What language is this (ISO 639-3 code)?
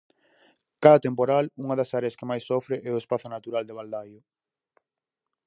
glg